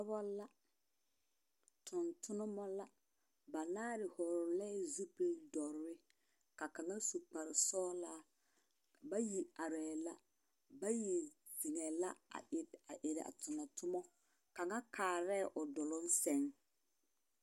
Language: Southern Dagaare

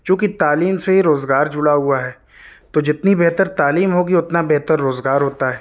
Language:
Urdu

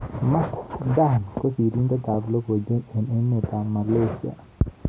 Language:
Kalenjin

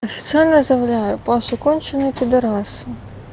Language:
Russian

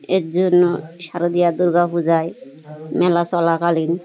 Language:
Bangla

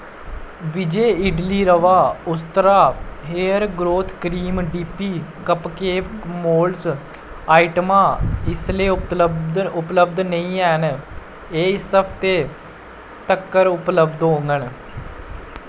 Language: Dogri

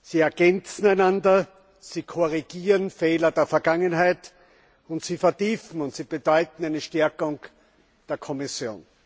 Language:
German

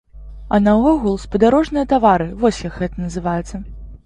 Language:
Belarusian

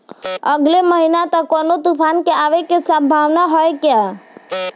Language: Bhojpuri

